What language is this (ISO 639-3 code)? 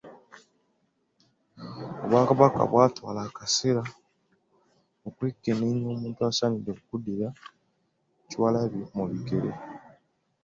lug